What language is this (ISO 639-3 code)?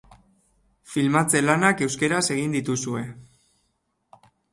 eus